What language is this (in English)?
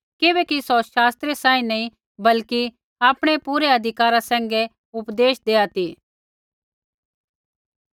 Kullu Pahari